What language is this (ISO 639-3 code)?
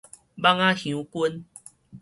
nan